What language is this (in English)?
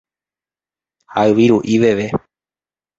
Guarani